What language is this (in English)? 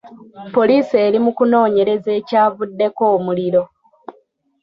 Ganda